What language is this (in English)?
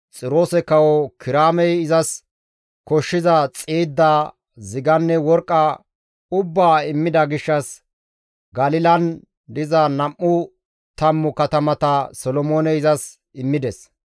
Gamo